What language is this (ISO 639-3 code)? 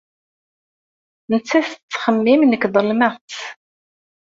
kab